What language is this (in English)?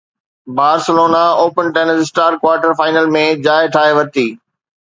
Sindhi